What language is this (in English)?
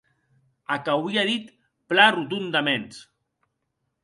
Occitan